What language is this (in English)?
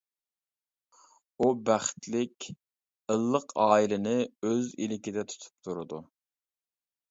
Uyghur